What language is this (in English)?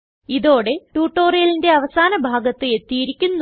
Malayalam